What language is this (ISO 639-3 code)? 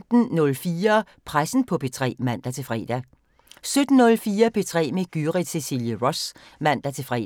dan